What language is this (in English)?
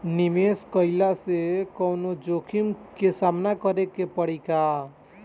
Bhojpuri